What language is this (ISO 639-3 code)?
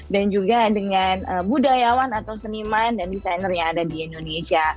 ind